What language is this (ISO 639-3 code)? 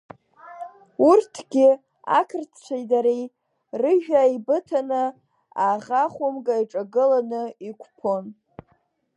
abk